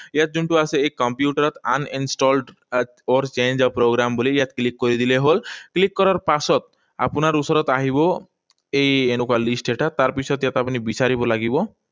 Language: Assamese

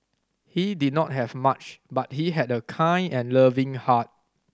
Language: English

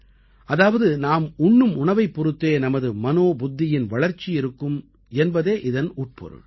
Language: Tamil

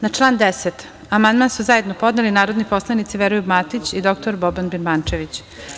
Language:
Serbian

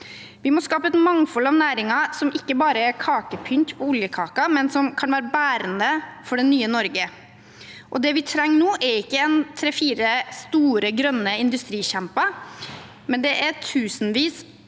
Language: Norwegian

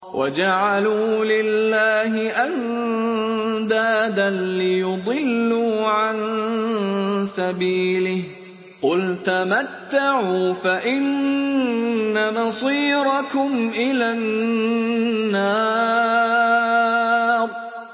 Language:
Arabic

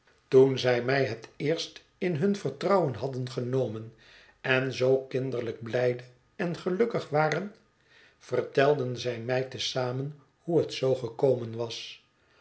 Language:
Dutch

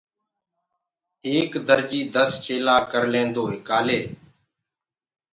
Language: Gurgula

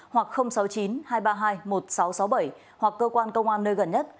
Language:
Vietnamese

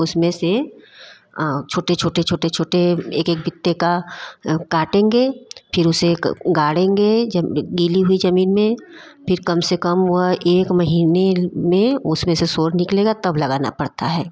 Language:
Hindi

